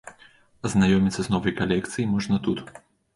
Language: Belarusian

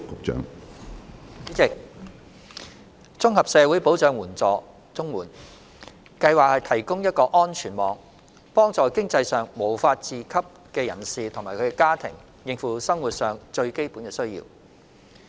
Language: Cantonese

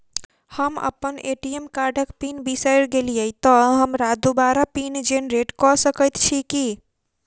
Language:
Maithili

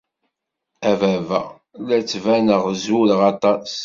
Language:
Kabyle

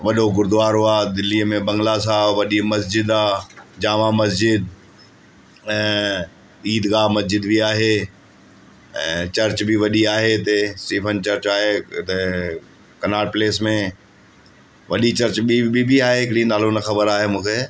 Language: Sindhi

